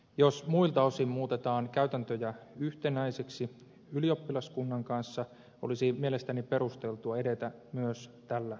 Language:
Finnish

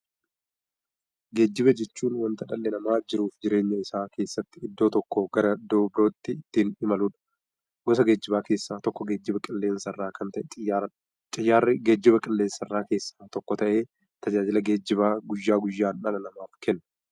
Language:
Oromo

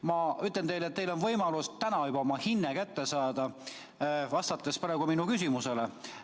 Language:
Estonian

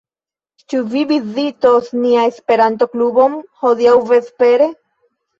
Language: Esperanto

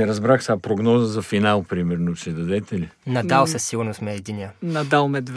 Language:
Bulgarian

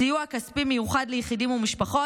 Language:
Hebrew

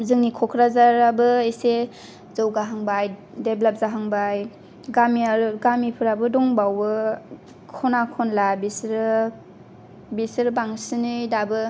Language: Bodo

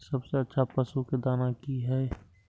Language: Maithili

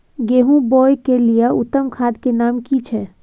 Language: Maithili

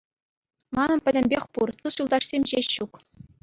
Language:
Chuvash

